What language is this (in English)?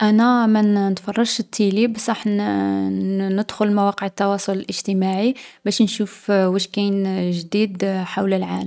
Algerian Arabic